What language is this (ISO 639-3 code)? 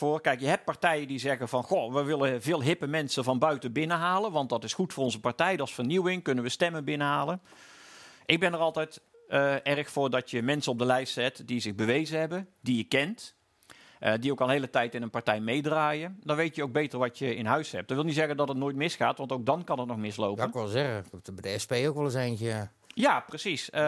nld